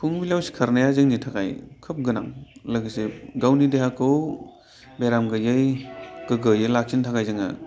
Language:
Bodo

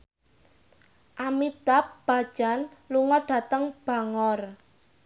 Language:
Javanese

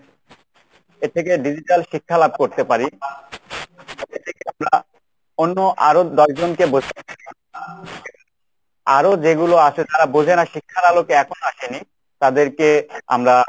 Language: Bangla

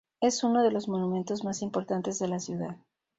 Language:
Spanish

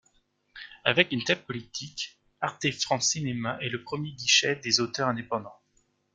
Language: French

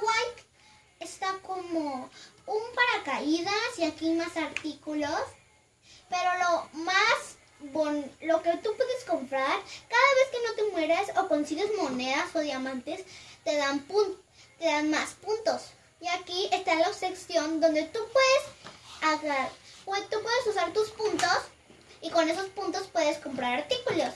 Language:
Spanish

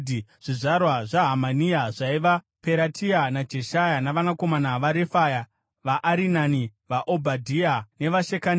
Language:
Shona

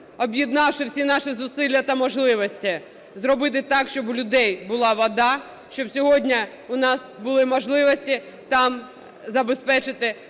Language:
Ukrainian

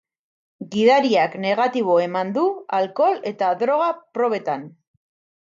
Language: Basque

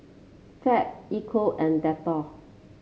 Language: English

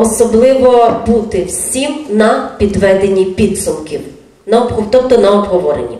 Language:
Ukrainian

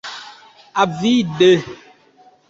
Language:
Esperanto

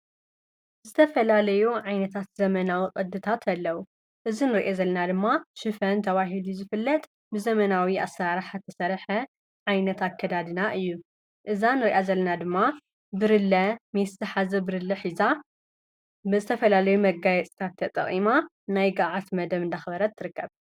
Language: Tigrinya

